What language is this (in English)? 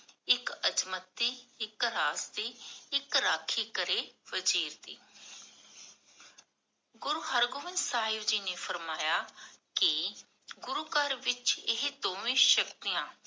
Punjabi